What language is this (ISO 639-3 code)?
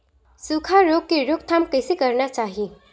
hne